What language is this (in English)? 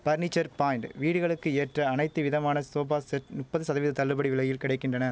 Tamil